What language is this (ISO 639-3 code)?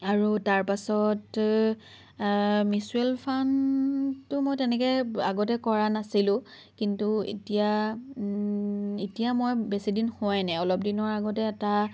asm